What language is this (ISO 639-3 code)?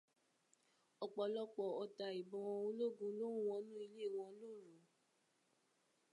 yor